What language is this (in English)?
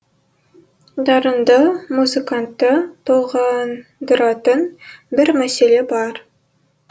Kazakh